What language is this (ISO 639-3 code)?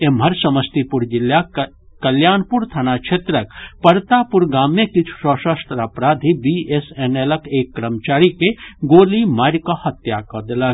mai